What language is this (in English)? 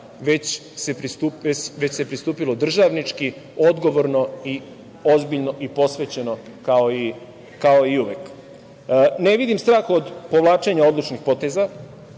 Serbian